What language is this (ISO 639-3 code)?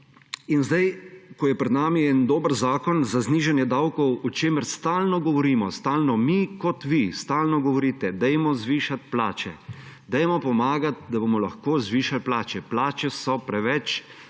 slv